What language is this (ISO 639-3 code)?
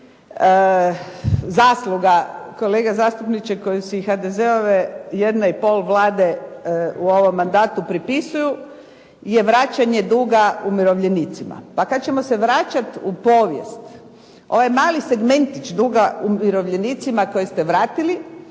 hrv